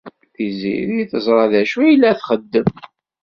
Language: Kabyle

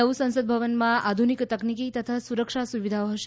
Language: Gujarati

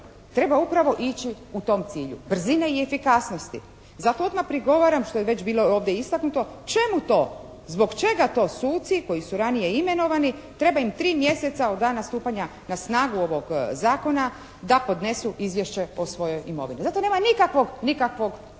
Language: Croatian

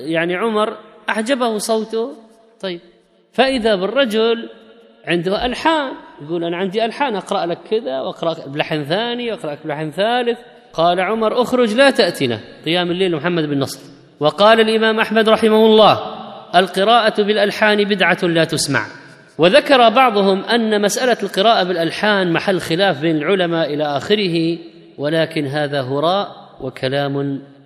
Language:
Arabic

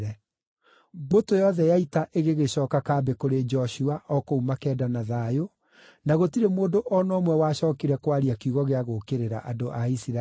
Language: Kikuyu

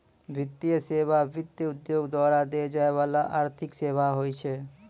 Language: Maithili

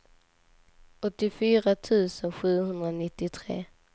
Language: Swedish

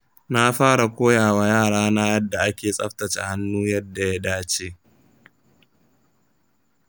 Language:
Hausa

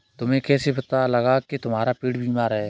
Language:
Hindi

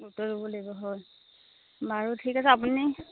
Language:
Assamese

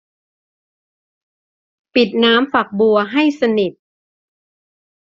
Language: Thai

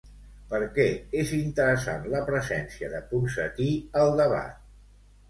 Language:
Catalan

